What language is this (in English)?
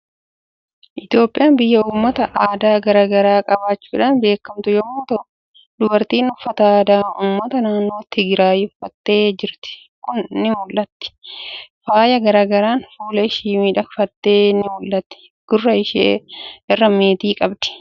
Oromo